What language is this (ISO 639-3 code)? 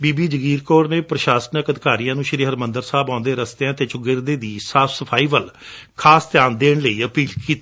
pan